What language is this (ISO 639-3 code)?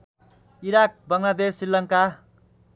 nep